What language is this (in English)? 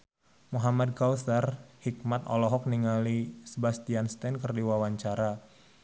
Sundanese